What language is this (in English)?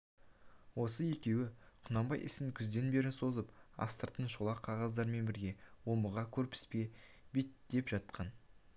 Kazakh